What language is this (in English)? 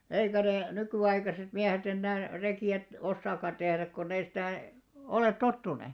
Finnish